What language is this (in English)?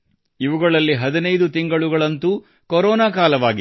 Kannada